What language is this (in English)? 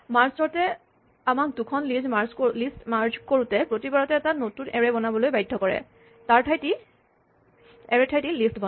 Assamese